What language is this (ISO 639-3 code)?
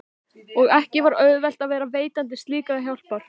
isl